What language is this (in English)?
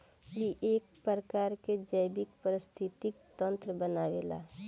Bhojpuri